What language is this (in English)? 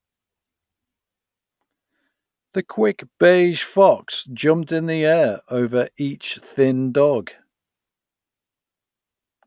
English